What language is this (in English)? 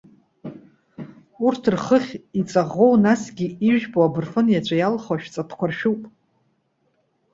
Abkhazian